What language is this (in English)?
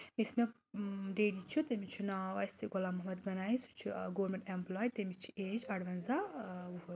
Kashmiri